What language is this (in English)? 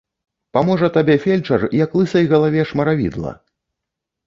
Belarusian